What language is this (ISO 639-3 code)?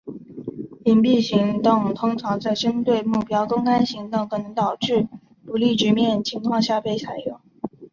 zho